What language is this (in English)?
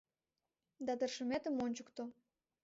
Mari